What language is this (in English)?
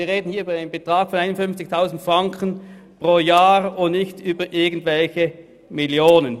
Swiss German